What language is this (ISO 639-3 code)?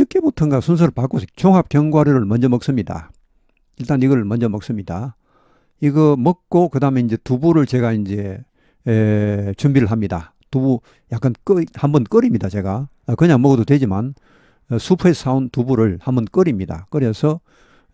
kor